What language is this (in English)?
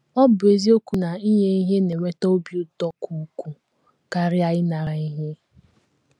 Igbo